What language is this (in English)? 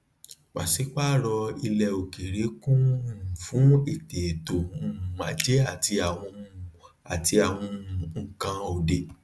Yoruba